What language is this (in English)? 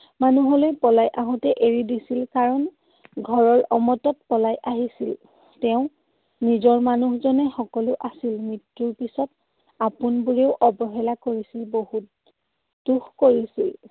Assamese